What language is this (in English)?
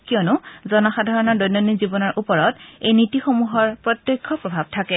Assamese